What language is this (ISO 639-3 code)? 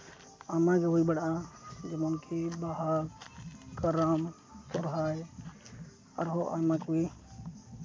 sat